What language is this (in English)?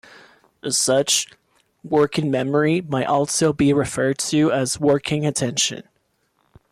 English